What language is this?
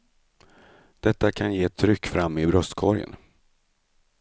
Swedish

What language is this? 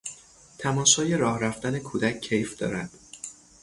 Persian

